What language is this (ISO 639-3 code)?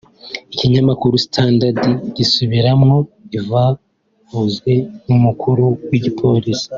kin